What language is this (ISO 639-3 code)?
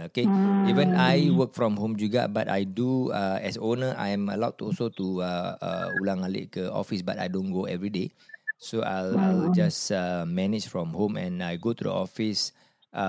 msa